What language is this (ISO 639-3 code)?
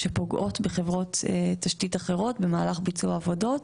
heb